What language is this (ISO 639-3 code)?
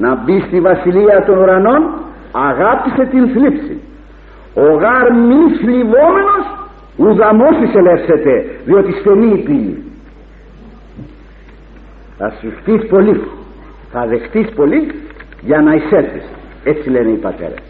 ell